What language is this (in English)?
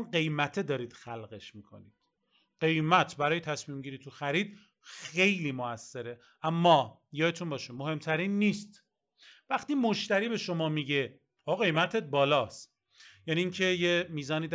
Persian